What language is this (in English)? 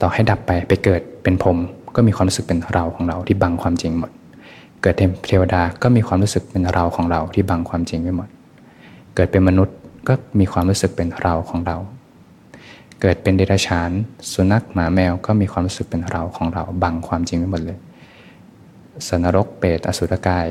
Thai